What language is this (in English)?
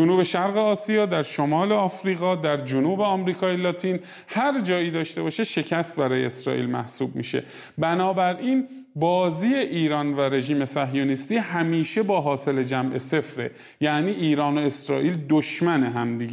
Persian